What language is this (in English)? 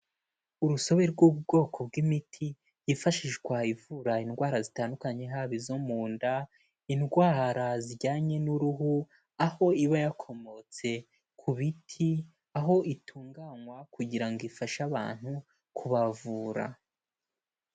Kinyarwanda